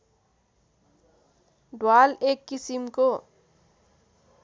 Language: Nepali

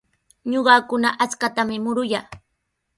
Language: Sihuas Ancash Quechua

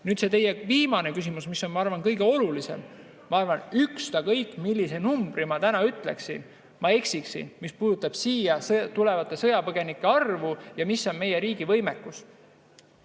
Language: Estonian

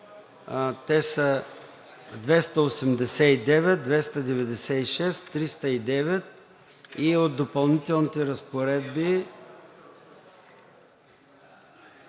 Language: Bulgarian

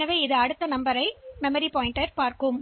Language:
Tamil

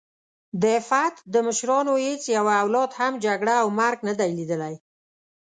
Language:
Pashto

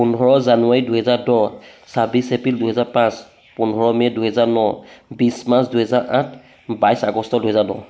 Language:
Assamese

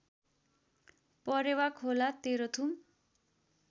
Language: Nepali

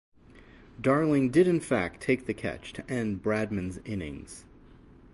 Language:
English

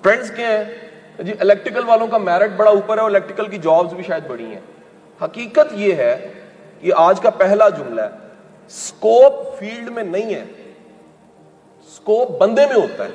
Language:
Urdu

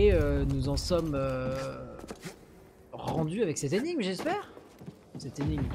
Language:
French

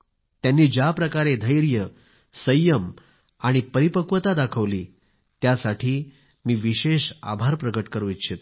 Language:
Marathi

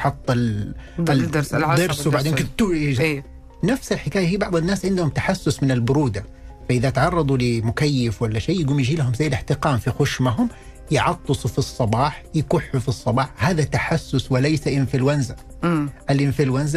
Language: Arabic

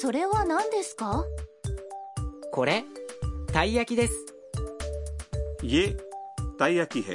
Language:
Urdu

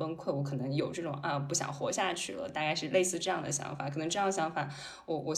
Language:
Chinese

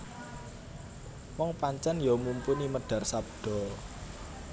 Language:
Javanese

